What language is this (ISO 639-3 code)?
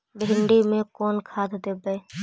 mag